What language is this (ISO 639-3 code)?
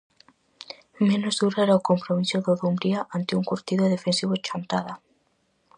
glg